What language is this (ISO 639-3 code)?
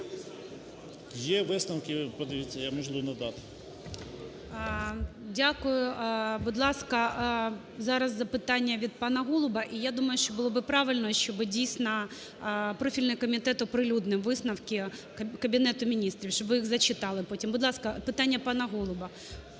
ukr